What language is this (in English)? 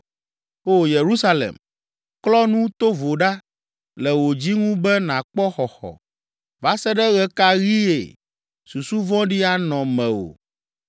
Ewe